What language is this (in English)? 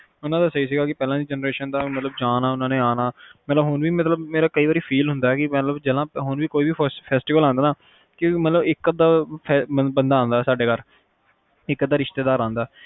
Punjabi